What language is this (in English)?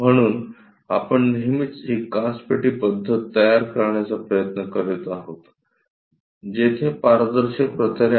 Marathi